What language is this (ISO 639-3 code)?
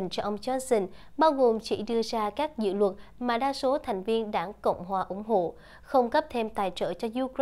vie